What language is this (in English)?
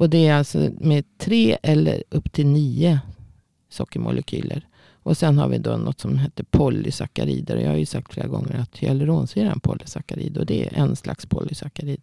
Swedish